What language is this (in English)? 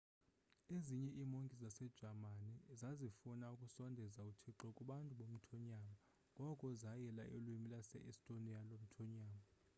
Xhosa